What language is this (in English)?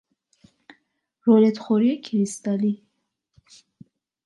Persian